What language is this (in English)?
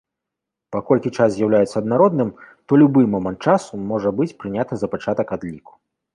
Belarusian